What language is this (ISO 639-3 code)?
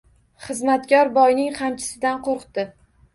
uzb